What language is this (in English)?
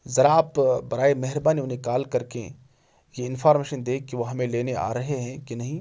Urdu